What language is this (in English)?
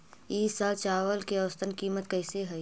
Magahi